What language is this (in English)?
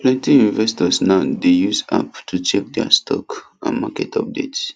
Nigerian Pidgin